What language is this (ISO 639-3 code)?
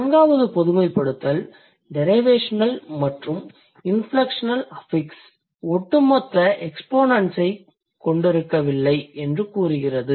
tam